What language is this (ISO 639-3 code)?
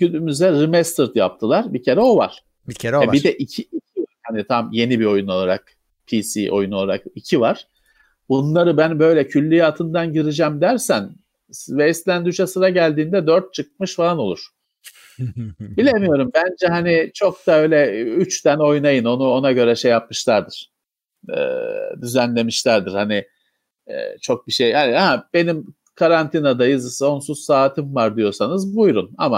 tur